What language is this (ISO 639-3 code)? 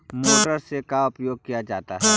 mag